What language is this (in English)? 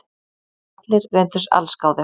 Icelandic